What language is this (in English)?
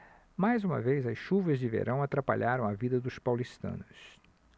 Portuguese